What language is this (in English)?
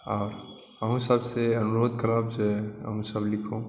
Maithili